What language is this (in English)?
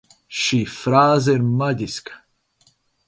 Latvian